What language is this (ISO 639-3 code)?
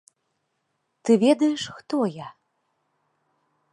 bel